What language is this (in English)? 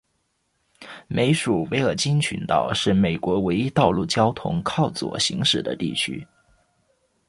Chinese